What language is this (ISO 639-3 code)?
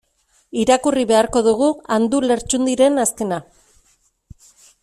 eus